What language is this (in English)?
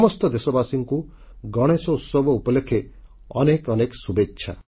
Odia